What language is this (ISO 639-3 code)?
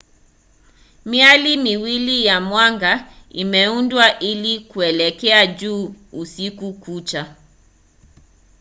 swa